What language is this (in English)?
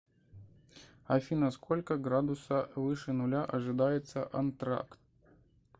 Russian